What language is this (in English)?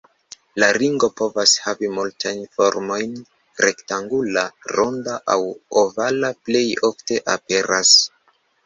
Esperanto